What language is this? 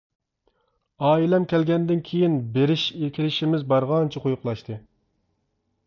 Uyghur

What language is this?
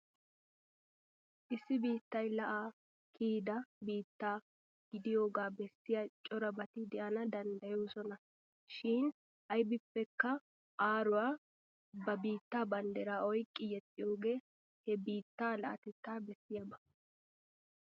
Wolaytta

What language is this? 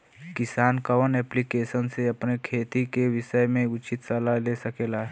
Bhojpuri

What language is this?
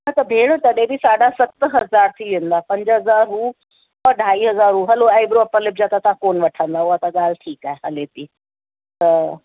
Sindhi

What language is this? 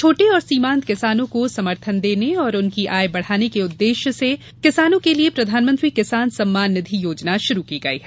Hindi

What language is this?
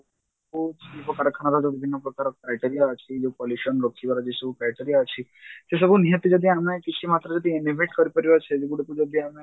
Odia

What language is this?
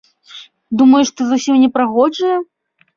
Belarusian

